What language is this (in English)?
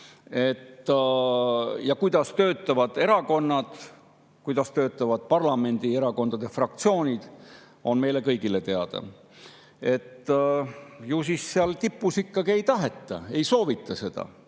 Estonian